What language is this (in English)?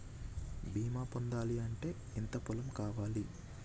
Telugu